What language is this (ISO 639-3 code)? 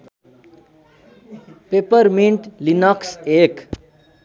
nep